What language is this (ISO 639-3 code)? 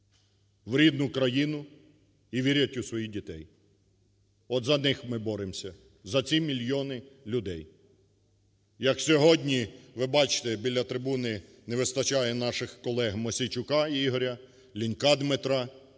ukr